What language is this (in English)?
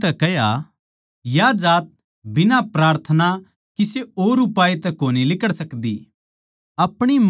Haryanvi